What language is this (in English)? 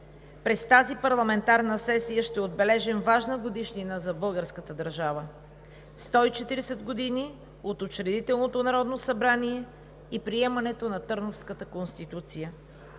Bulgarian